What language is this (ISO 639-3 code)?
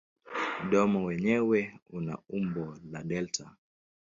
swa